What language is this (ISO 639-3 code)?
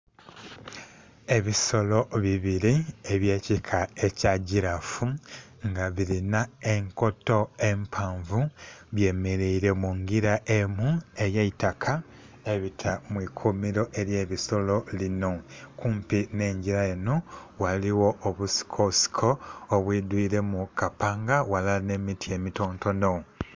xog